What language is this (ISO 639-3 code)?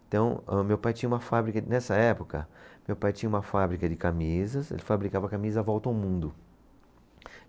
por